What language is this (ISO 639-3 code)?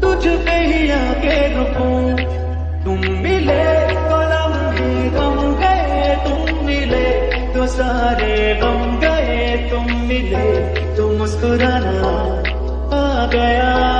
hin